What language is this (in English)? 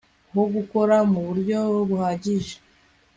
Kinyarwanda